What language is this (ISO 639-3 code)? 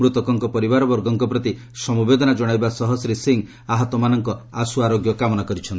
ori